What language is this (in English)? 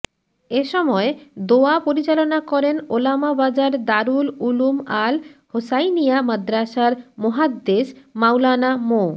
Bangla